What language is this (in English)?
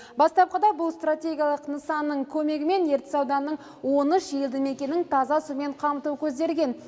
Kazakh